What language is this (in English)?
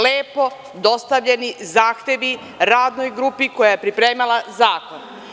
Serbian